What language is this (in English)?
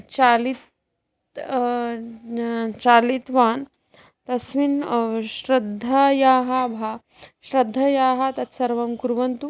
Sanskrit